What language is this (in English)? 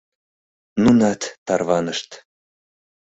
Mari